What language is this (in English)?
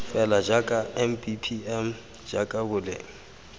Tswana